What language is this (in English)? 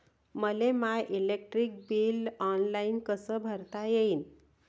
Marathi